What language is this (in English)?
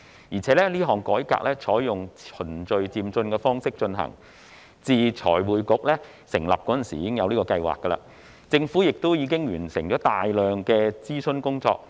Cantonese